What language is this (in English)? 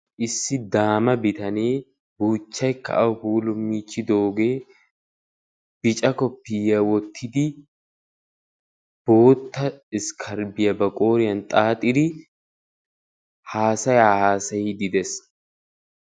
Wolaytta